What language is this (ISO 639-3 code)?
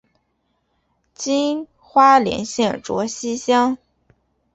zho